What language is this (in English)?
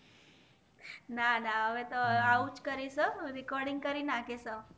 Gujarati